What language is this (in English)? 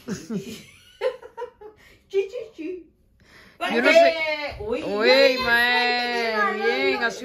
Spanish